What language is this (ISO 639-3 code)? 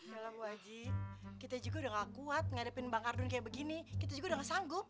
ind